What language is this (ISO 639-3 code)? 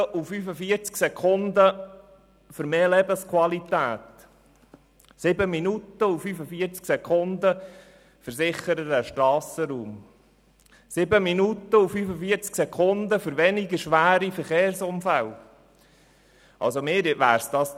gsw